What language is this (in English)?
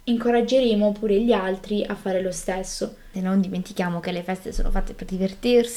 Italian